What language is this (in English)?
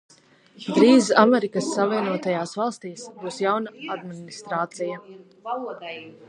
Latvian